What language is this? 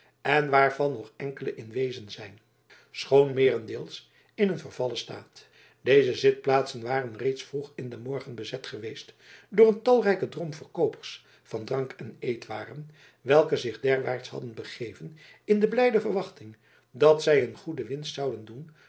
Dutch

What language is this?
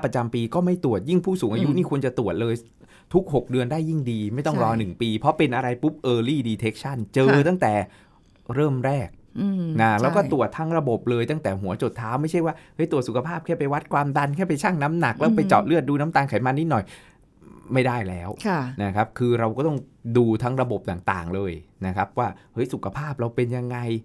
Thai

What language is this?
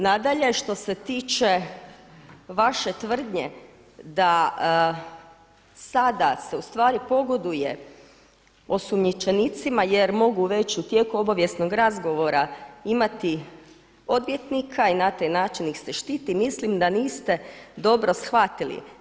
Croatian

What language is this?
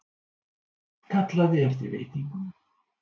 Icelandic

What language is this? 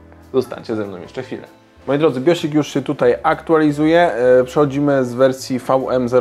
Polish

